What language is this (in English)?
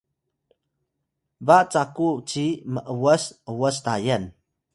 Atayal